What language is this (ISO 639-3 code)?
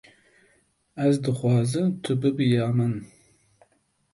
kur